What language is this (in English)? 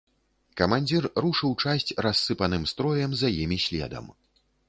Belarusian